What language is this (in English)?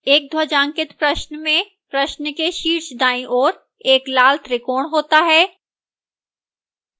Hindi